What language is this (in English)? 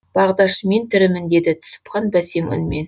Kazakh